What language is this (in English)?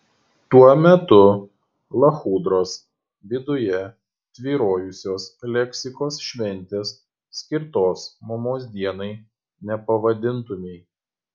Lithuanian